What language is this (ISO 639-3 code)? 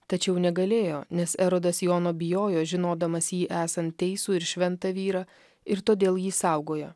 lit